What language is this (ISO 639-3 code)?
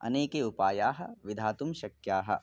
san